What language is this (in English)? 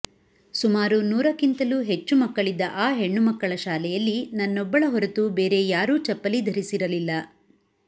Kannada